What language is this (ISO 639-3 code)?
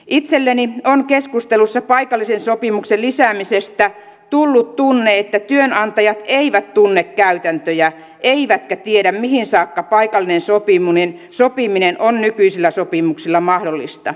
fin